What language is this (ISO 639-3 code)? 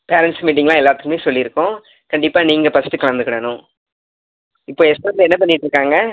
tam